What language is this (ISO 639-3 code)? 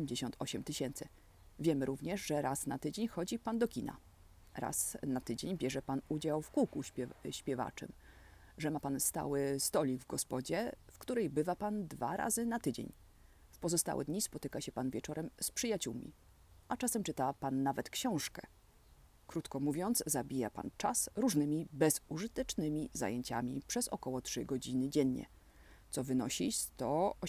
pol